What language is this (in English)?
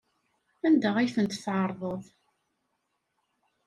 Kabyle